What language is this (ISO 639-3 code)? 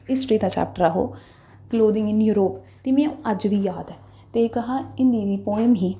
doi